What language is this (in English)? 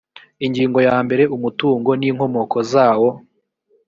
Kinyarwanda